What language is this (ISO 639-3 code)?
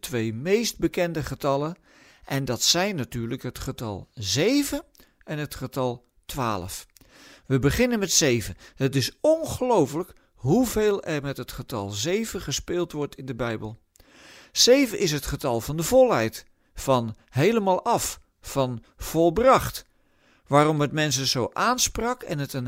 nld